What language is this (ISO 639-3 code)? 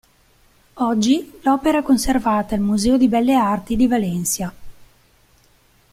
ita